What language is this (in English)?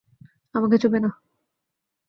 Bangla